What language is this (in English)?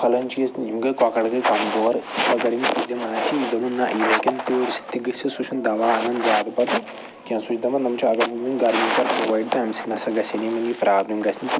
Kashmiri